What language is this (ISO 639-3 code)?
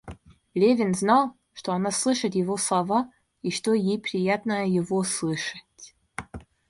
rus